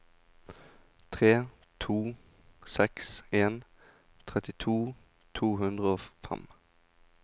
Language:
Norwegian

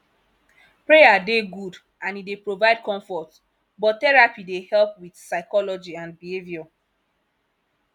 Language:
Nigerian Pidgin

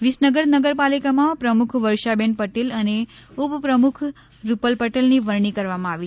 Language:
Gujarati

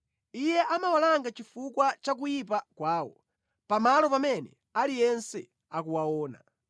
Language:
Nyanja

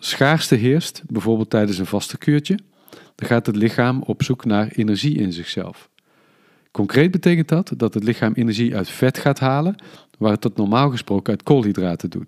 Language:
Dutch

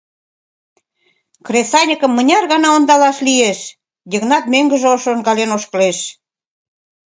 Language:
Mari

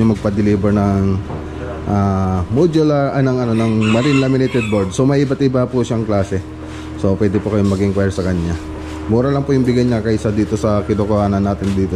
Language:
Filipino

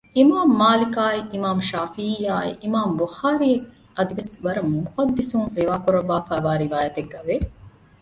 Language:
Divehi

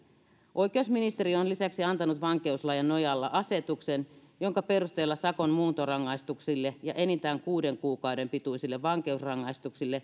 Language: Finnish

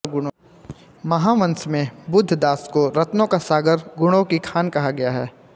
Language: Hindi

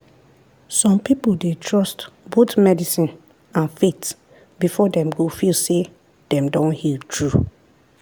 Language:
Nigerian Pidgin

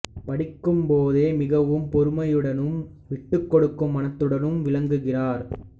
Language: Tamil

